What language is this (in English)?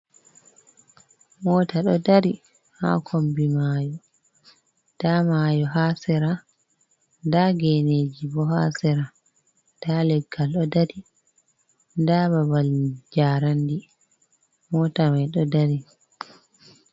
Fula